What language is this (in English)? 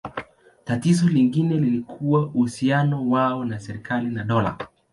Swahili